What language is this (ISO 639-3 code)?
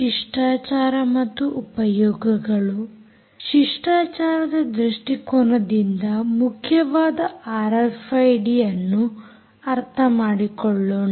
kan